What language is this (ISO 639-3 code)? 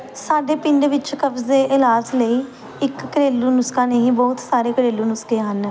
pan